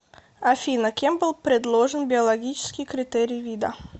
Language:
Russian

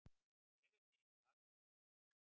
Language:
Icelandic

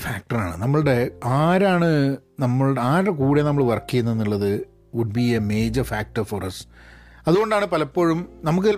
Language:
Malayalam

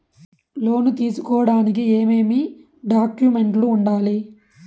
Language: Telugu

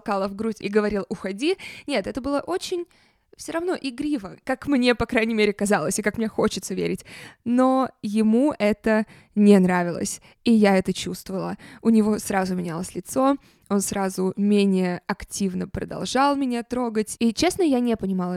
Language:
Russian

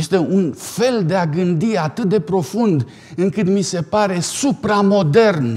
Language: Romanian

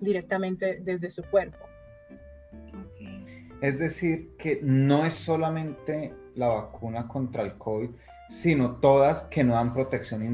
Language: Spanish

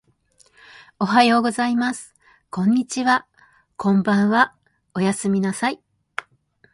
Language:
Japanese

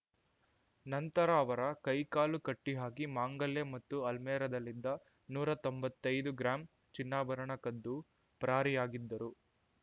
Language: Kannada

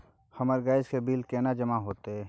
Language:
Maithili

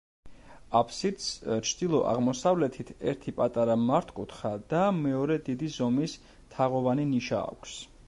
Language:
Georgian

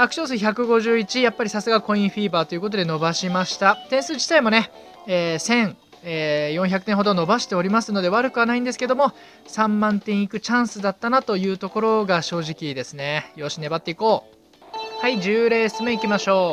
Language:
Japanese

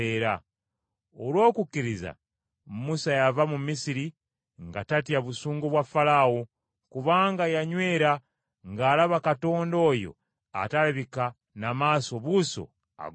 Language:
Ganda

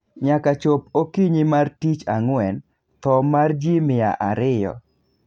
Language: Luo (Kenya and Tanzania)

